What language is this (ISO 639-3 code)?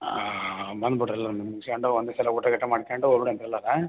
kan